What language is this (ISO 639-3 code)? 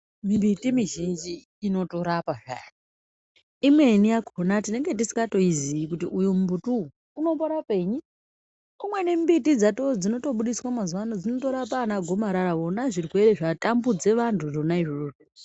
ndc